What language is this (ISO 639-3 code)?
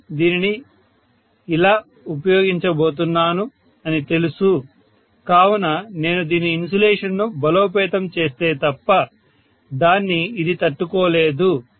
tel